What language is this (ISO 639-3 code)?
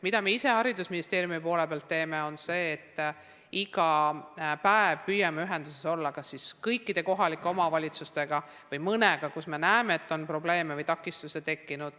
est